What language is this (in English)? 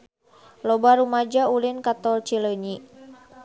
Sundanese